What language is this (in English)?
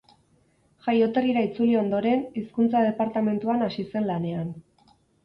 Basque